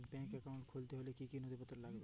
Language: Bangla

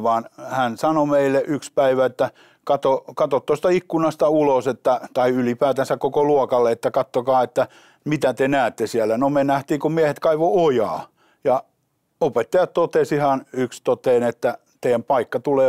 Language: Finnish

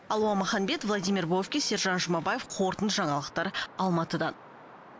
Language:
Kazakh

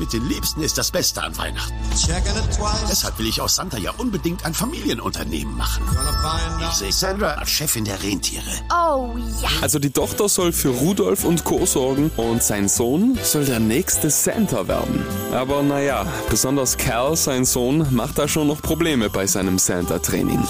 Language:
German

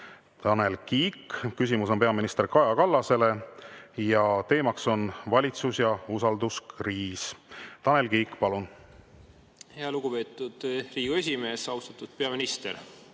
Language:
Estonian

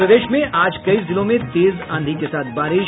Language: Hindi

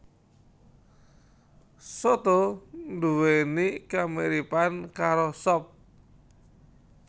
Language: Javanese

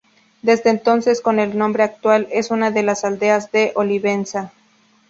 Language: Spanish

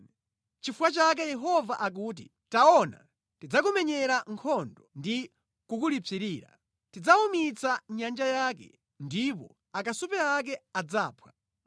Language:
Nyanja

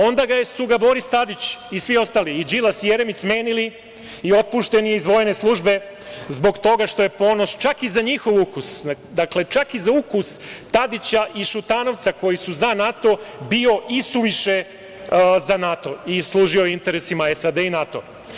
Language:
Serbian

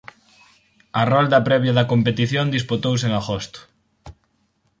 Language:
Galician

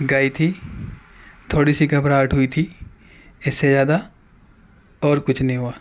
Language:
Urdu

